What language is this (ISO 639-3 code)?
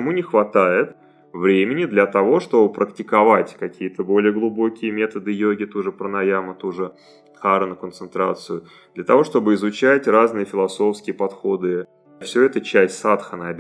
rus